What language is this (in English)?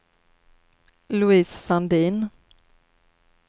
Swedish